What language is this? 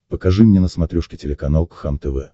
Russian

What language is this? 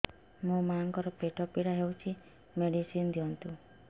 Odia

